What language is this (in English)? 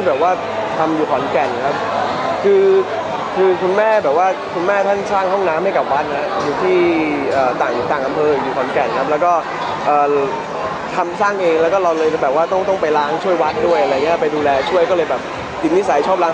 Thai